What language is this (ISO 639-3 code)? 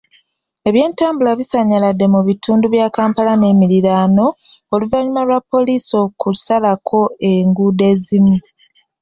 lug